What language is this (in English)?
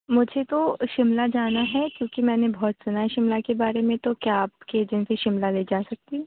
Urdu